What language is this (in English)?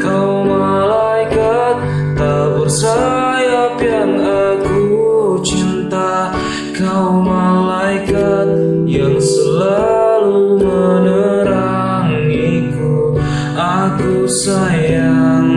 Indonesian